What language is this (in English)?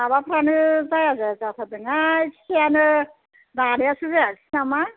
Bodo